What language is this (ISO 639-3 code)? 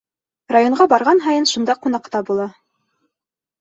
bak